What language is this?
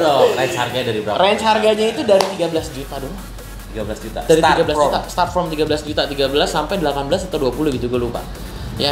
Indonesian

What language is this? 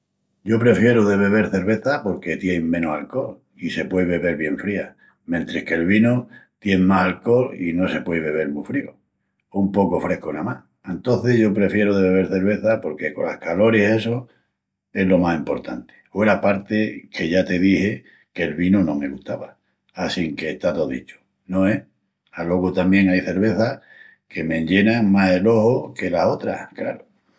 Extremaduran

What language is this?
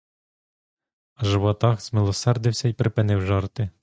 Ukrainian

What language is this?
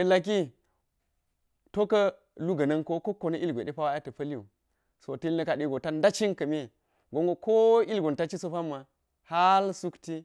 Geji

